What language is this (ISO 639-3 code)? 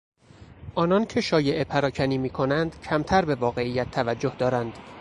fas